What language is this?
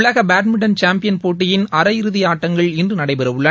Tamil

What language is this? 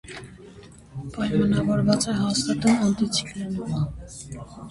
Armenian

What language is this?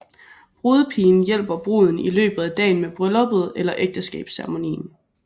Danish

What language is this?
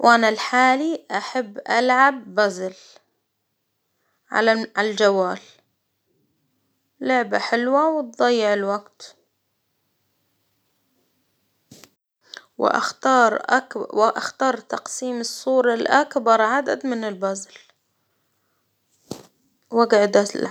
Hijazi Arabic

